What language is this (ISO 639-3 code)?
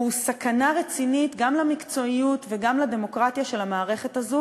heb